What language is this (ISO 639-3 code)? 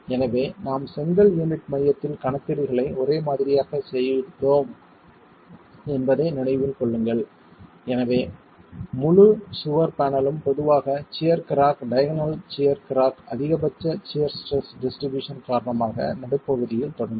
tam